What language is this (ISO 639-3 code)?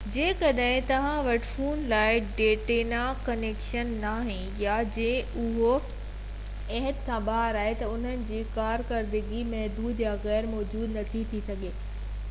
snd